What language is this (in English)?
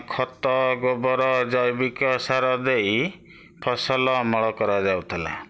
Odia